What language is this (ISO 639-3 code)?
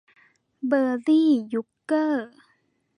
tha